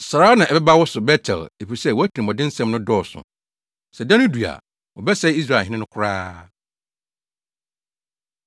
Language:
Akan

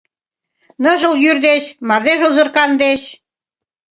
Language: Mari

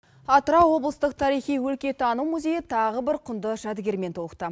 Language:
Kazakh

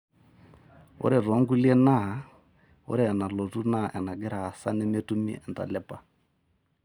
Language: Masai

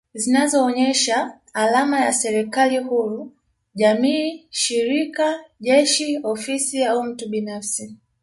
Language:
Swahili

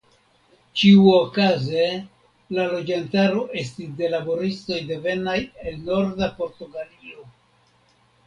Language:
Esperanto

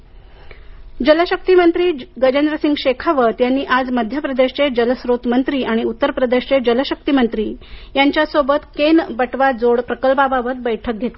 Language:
Marathi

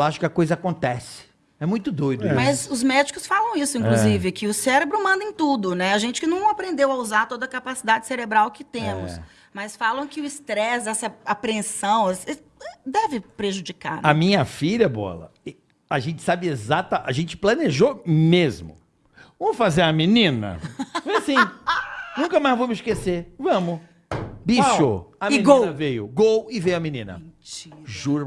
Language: Portuguese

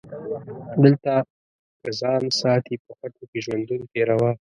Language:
Pashto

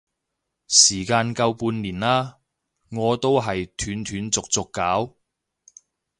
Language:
Cantonese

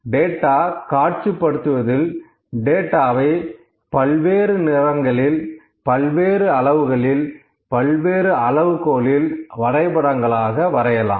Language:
Tamil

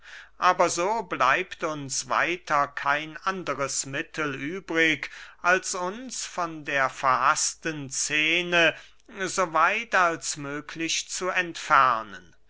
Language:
German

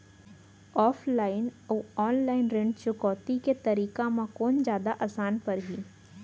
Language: Chhattisgarhi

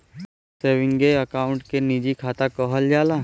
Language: Bhojpuri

